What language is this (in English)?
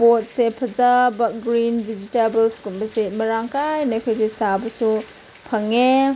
Manipuri